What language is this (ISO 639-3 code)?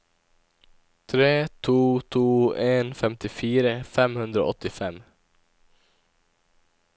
nor